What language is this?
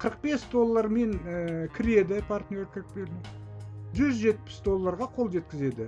Turkish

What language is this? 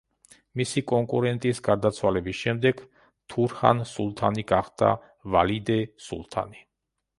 Georgian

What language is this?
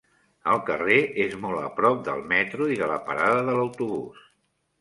Catalan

